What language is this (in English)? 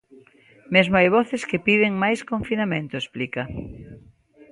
Galician